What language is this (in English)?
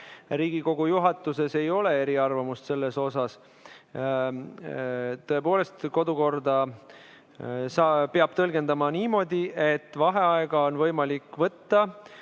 Estonian